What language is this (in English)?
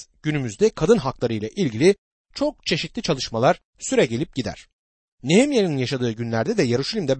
Turkish